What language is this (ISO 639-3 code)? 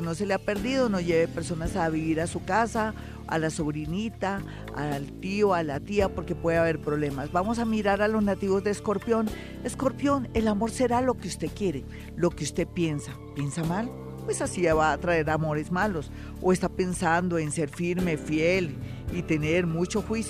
spa